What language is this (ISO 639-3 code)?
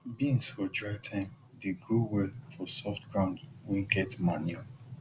pcm